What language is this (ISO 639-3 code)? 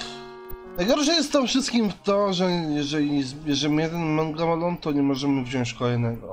pol